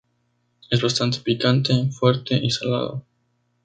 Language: Spanish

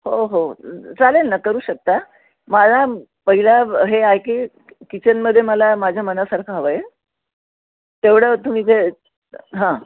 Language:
Marathi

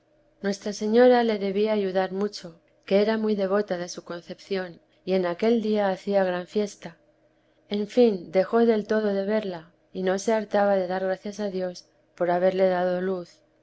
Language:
Spanish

